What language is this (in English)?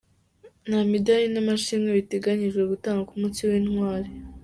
Kinyarwanda